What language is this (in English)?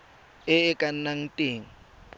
Tswana